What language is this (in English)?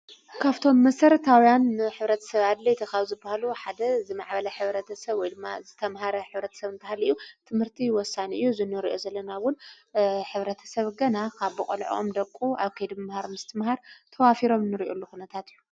Tigrinya